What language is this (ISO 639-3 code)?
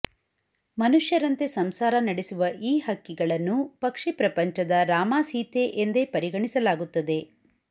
kan